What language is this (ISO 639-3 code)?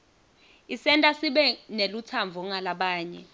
ssw